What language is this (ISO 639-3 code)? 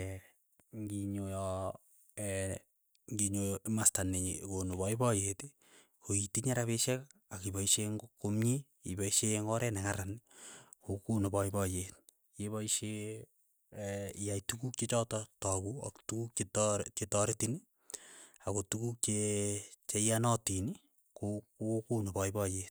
eyo